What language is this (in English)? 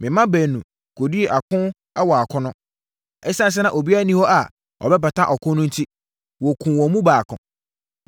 Akan